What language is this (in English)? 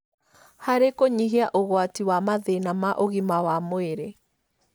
Kikuyu